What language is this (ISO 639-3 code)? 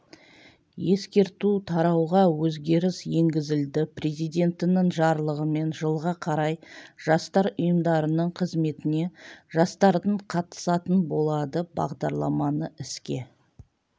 kaz